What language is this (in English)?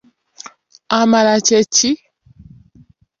Ganda